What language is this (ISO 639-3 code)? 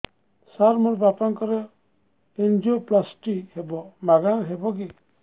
ori